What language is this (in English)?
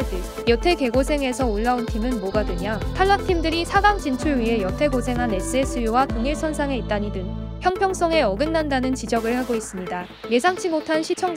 Korean